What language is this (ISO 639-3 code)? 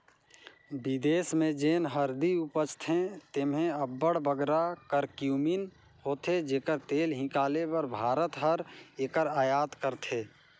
hne